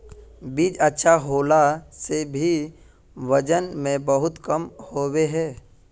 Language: Magahi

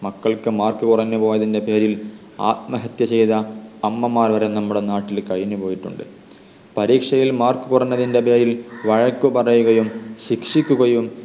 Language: Malayalam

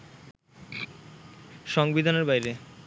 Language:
Bangla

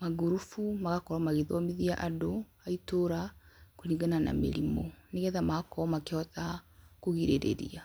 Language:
Kikuyu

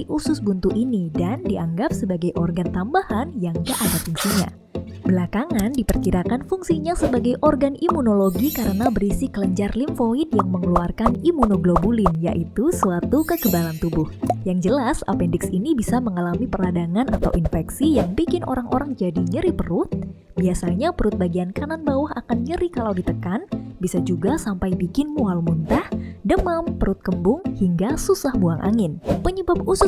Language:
Indonesian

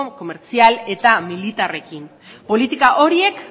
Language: Basque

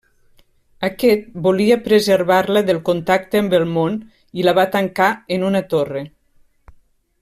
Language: Catalan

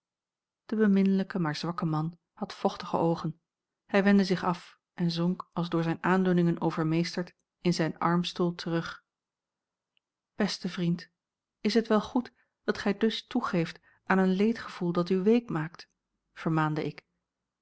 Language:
Dutch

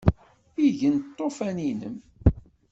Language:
Kabyle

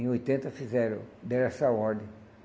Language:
Portuguese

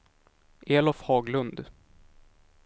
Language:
Swedish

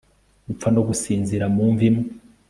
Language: Kinyarwanda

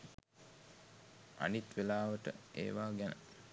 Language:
Sinhala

